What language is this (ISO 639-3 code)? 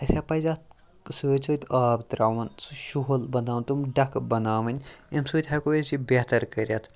kas